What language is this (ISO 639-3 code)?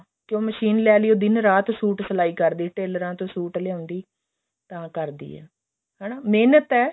pan